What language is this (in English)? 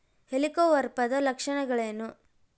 Kannada